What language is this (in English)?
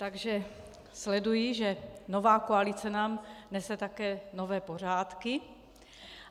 Czech